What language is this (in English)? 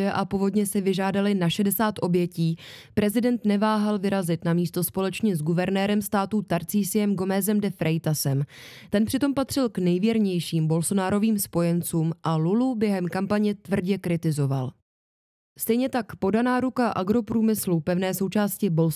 Czech